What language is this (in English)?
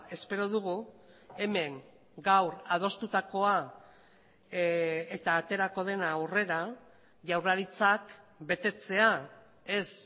Basque